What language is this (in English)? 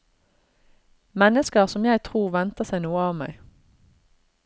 Norwegian